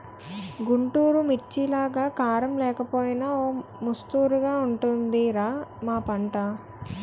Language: Telugu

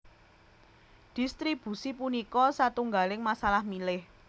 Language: Javanese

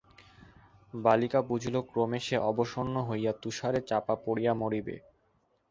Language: Bangla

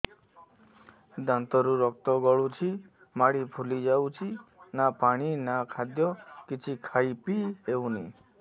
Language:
Odia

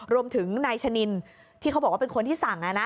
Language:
Thai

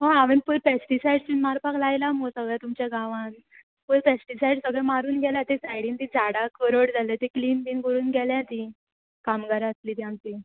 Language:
Konkani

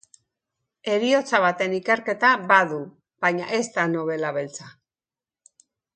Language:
Basque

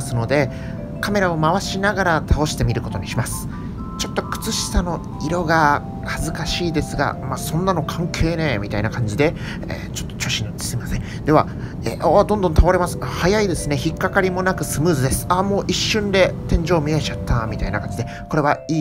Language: Japanese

